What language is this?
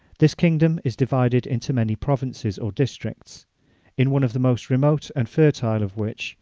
English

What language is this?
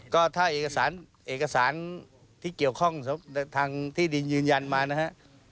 Thai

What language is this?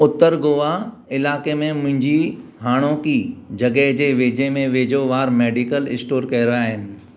Sindhi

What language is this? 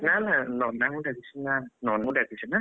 Odia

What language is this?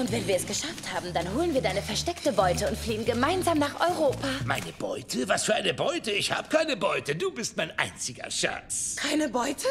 German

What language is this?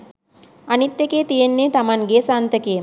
Sinhala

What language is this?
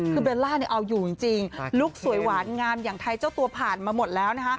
Thai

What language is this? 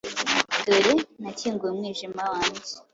Kinyarwanda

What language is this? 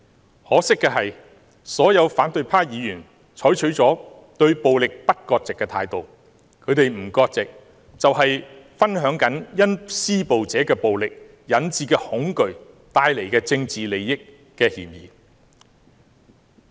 Cantonese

